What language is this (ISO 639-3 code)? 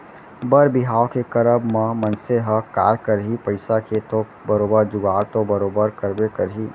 hne